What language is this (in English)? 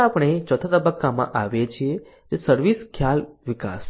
Gujarati